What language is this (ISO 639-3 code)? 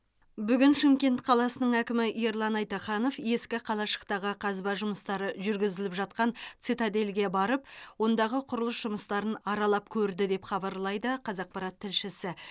kaz